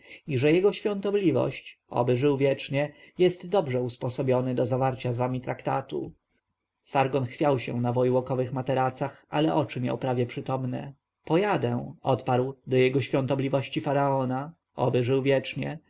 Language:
Polish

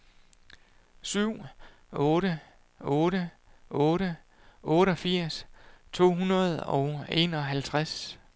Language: Danish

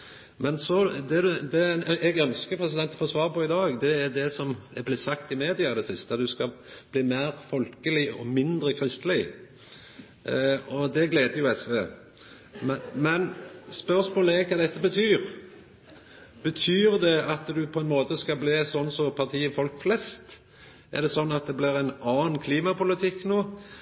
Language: Norwegian Nynorsk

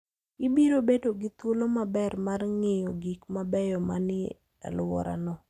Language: Luo (Kenya and Tanzania)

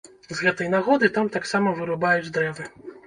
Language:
Belarusian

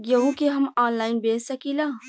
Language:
Bhojpuri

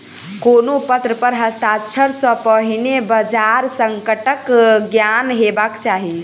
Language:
Maithili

